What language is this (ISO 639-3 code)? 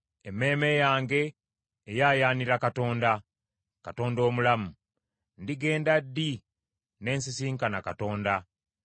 lug